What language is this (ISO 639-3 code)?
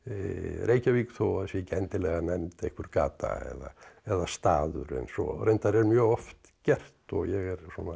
isl